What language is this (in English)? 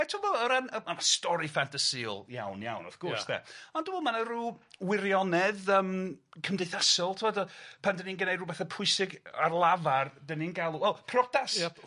Welsh